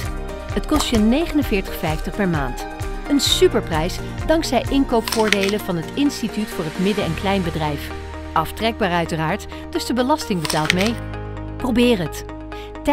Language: Dutch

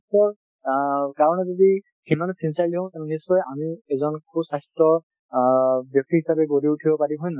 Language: Assamese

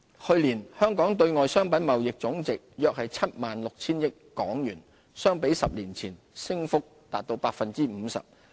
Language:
Cantonese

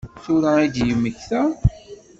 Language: Kabyle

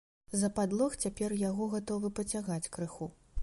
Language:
Belarusian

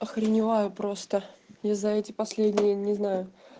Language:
Russian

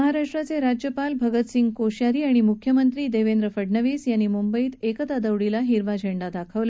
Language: Marathi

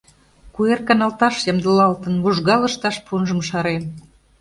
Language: Mari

